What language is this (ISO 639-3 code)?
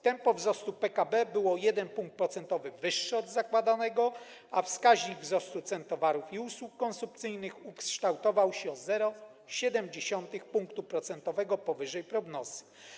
pol